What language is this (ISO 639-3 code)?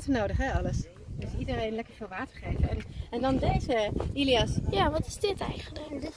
nld